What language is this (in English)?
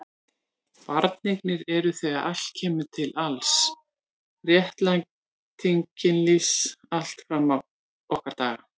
Icelandic